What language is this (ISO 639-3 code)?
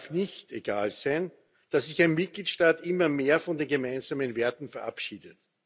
deu